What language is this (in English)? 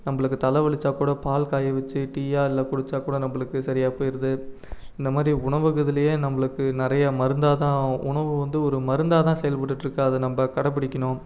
Tamil